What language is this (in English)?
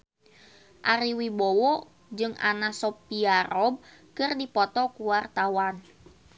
Sundanese